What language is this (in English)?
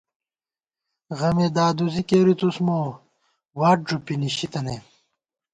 Gawar-Bati